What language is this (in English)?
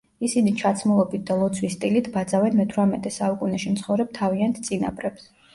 Georgian